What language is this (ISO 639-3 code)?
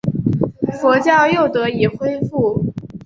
zho